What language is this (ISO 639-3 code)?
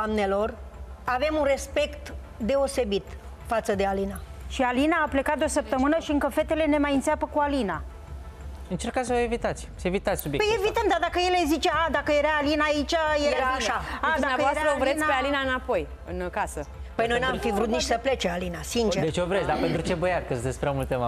ron